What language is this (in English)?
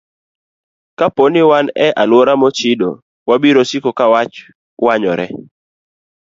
Luo (Kenya and Tanzania)